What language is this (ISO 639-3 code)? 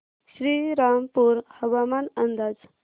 mar